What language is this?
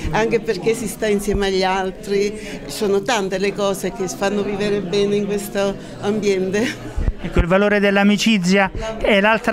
Italian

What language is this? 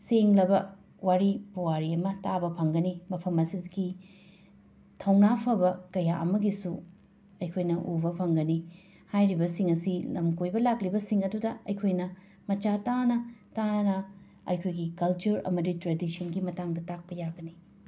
Manipuri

